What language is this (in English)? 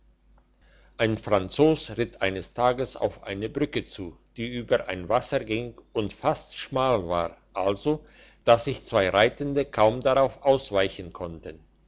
German